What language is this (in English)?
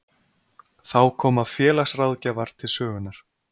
Icelandic